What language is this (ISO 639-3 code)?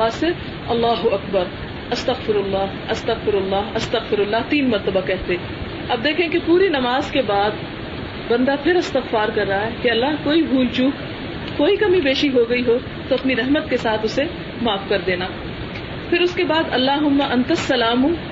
urd